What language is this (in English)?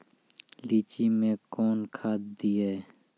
Maithili